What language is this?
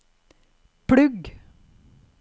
Norwegian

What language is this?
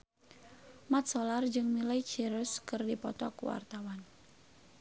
Sundanese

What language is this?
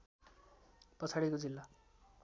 Nepali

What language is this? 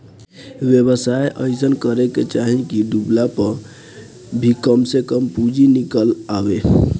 Bhojpuri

